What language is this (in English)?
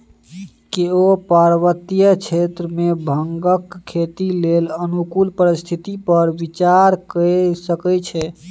Maithili